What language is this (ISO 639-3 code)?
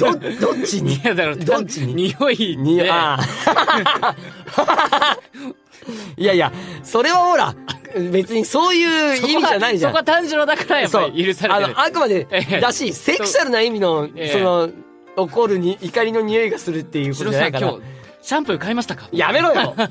jpn